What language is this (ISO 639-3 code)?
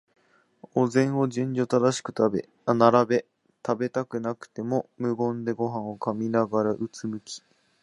jpn